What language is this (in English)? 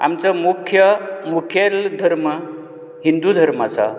Konkani